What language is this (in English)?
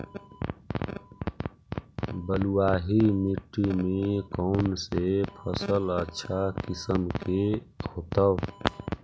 Magahi